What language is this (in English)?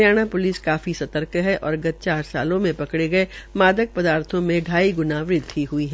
Hindi